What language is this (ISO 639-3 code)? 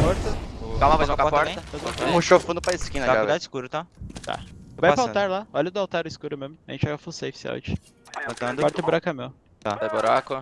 por